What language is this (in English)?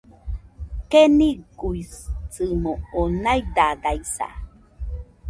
Nüpode Huitoto